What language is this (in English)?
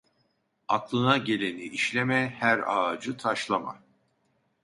Turkish